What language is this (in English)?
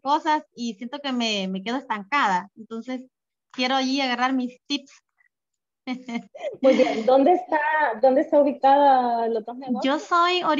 Spanish